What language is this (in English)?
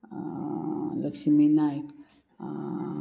Konkani